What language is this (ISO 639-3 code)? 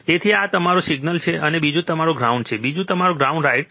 guj